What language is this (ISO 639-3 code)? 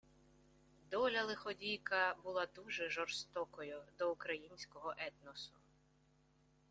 ukr